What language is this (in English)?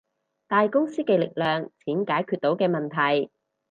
Cantonese